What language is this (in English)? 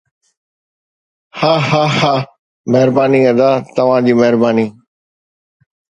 Sindhi